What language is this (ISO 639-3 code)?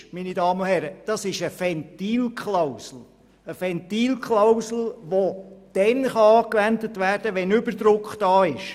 gsw